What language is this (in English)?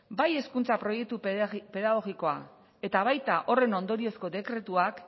Basque